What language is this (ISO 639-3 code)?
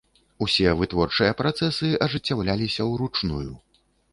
bel